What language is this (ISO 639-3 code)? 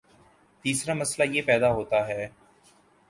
urd